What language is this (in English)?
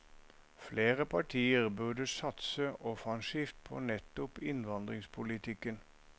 Norwegian